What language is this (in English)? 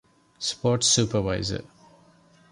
Divehi